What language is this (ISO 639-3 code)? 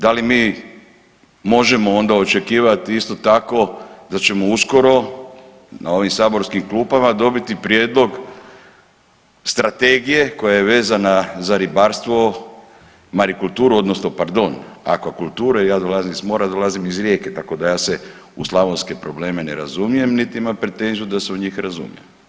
hrv